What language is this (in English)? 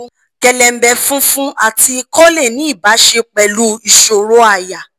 Yoruba